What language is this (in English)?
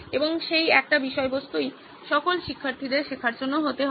Bangla